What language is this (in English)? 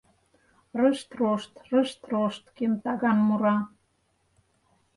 Mari